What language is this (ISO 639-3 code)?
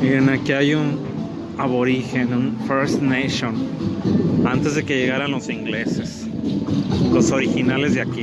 spa